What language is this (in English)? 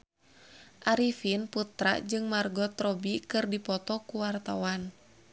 Sundanese